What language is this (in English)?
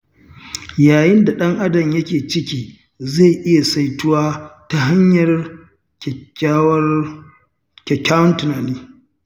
Hausa